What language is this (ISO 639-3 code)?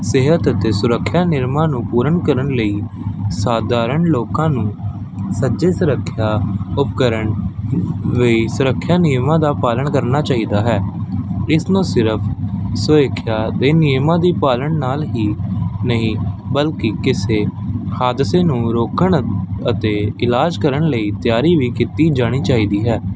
pan